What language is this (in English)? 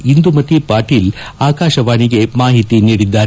Kannada